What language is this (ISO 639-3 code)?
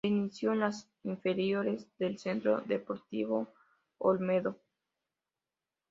spa